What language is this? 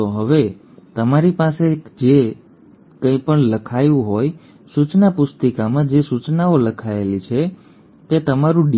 Gujarati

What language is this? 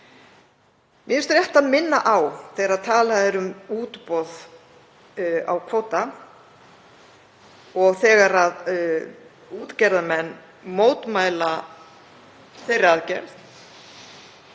Icelandic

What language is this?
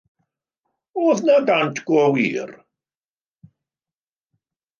Welsh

